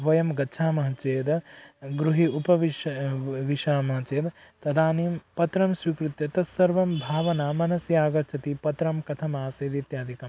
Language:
Sanskrit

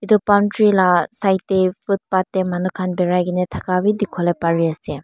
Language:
Naga Pidgin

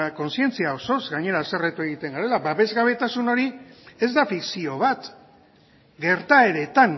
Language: Basque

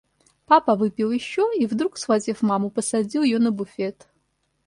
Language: Russian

